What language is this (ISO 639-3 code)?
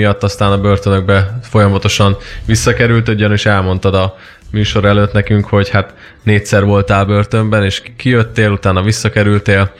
hun